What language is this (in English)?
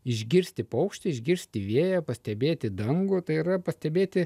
Lithuanian